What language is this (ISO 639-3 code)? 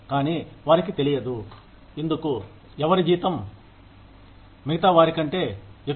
tel